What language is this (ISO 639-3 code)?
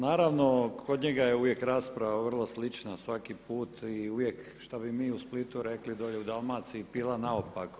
hrv